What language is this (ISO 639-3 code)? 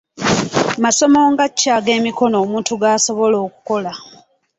lug